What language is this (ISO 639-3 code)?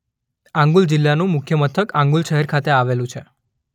guj